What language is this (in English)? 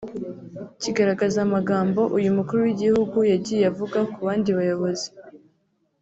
Kinyarwanda